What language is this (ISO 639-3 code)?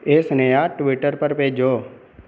doi